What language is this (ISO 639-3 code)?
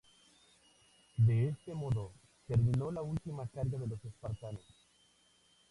spa